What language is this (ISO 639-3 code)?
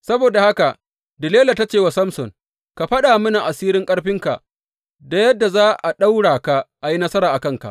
hau